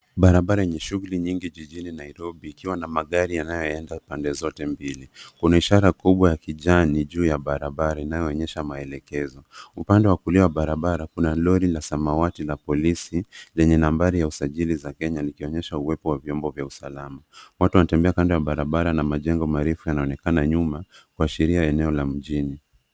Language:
Swahili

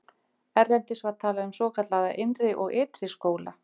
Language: Icelandic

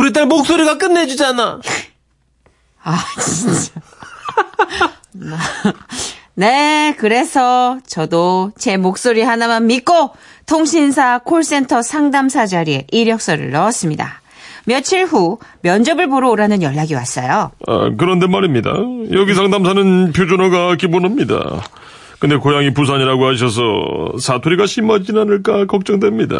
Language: Korean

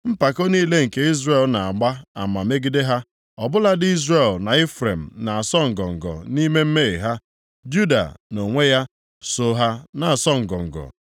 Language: Igbo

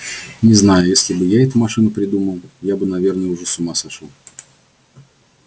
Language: Russian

